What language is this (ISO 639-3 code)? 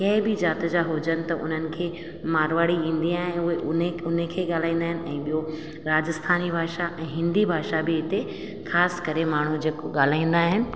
snd